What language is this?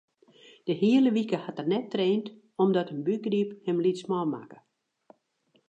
Western Frisian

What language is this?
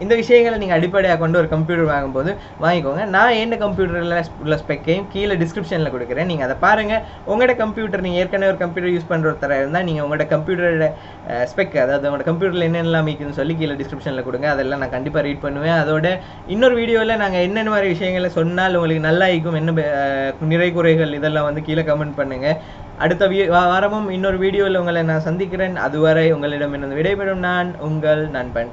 Thai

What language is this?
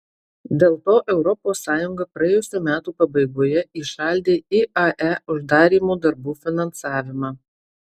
Lithuanian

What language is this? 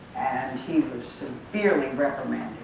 English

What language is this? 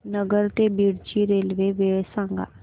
Marathi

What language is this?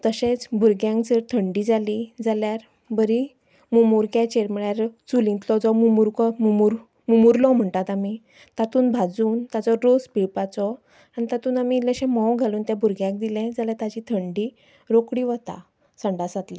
Konkani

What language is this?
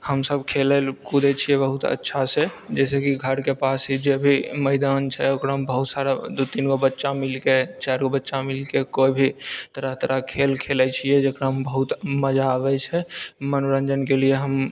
Maithili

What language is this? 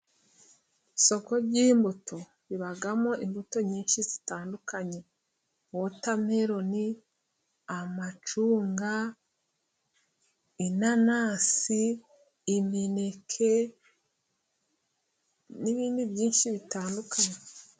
Kinyarwanda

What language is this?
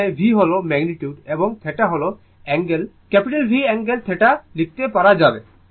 Bangla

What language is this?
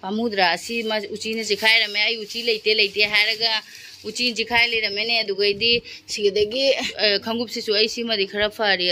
Thai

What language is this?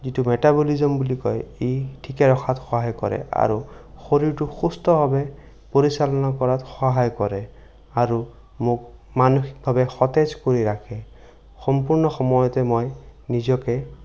Assamese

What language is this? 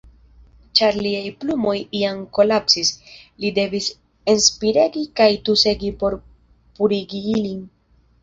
Esperanto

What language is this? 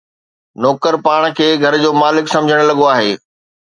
Sindhi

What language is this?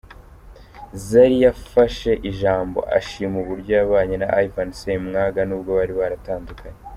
Kinyarwanda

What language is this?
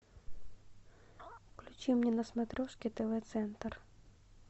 Russian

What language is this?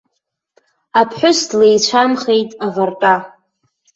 Abkhazian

